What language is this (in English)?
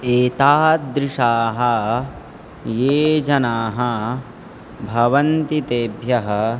Sanskrit